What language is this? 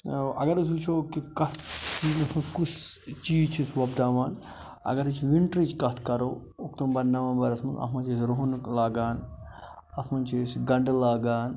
Kashmiri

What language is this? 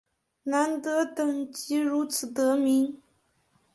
Chinese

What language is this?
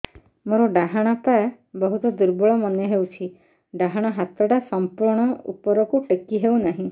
Odia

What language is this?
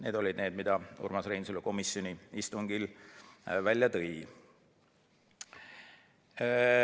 Estonian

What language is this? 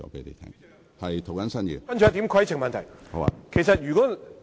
Cantonese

